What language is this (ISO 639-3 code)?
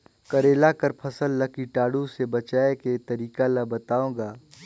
hne